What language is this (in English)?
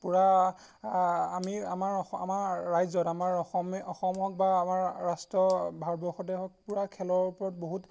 Assamese